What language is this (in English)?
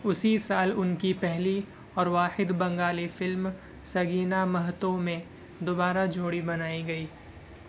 Urdu